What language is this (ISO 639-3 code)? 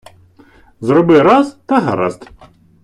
ukr